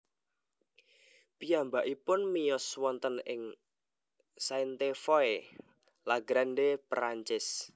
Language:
Javanese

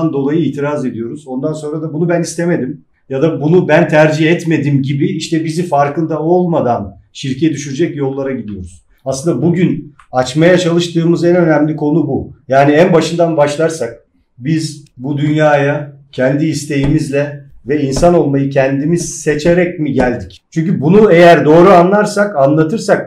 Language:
Turkish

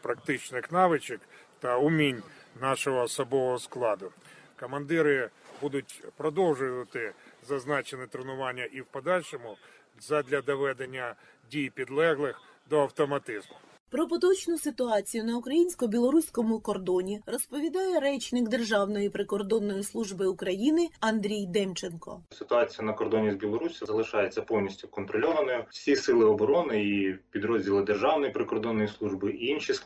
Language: Ukrainian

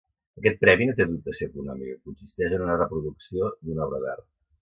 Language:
Catalan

